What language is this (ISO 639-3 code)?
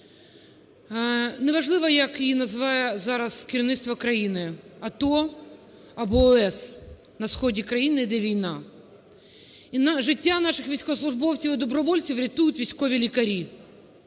ukr